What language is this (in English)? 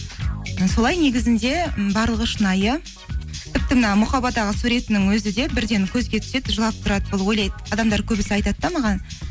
Kazakh